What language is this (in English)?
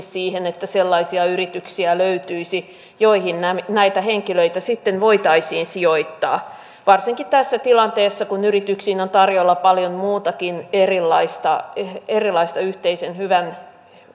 Finnish